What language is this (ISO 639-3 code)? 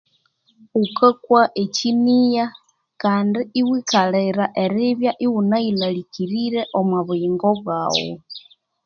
koo